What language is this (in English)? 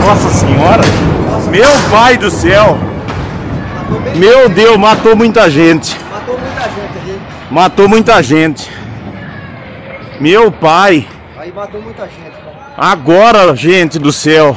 Portuguese